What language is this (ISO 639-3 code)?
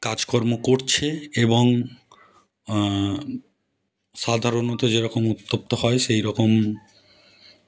ben